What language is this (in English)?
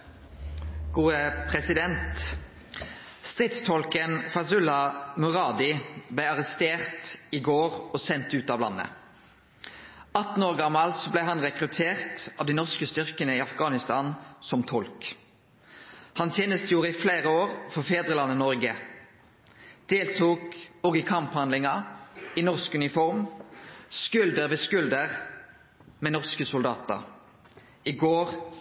Norwegian Nynorsk